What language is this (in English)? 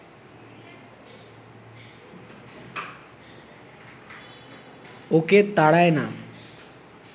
Bangla